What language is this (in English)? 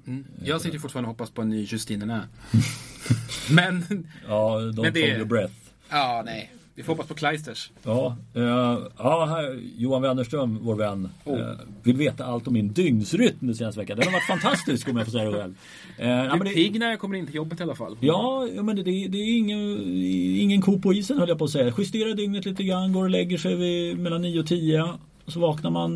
Swedish